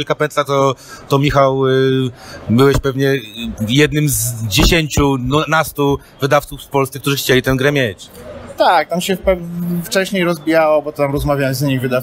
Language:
Polish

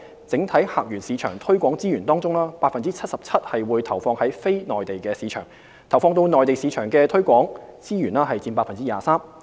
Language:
Cantonese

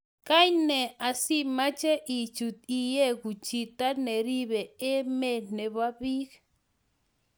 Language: Kalenjin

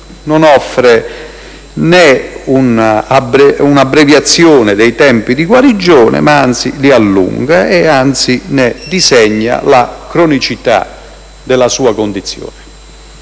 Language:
Italian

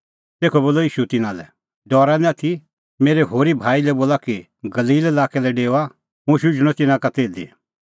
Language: Kullu Pahari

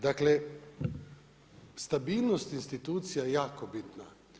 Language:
Croatian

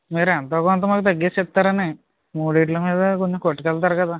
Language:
Telugu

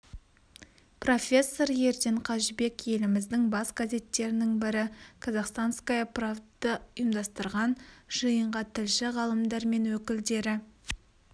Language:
Kazakh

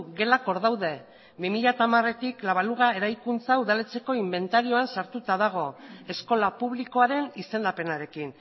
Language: Basque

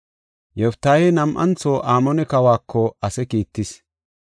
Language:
Gofa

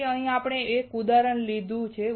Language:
Gujarati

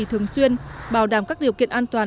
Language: Vietnamese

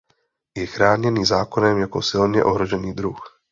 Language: Czech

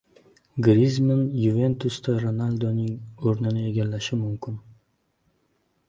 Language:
Uzbek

